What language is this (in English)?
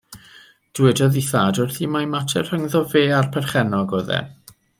Welsh